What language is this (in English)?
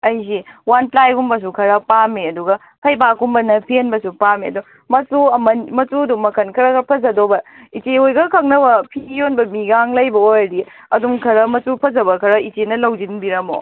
Manipuri